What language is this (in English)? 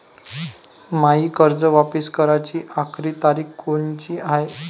Marathi